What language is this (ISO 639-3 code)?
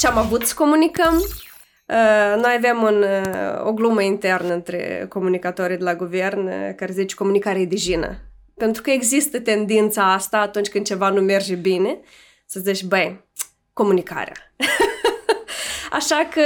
ron